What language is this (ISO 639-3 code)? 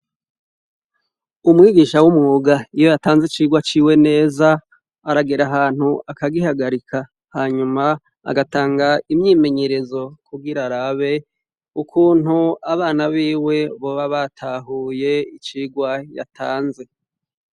run